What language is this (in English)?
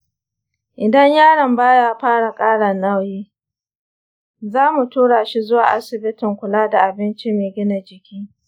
Hausa